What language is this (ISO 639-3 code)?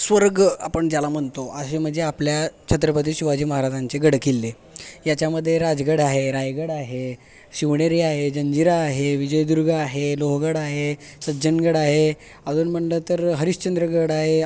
mar